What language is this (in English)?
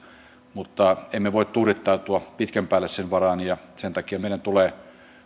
Finnish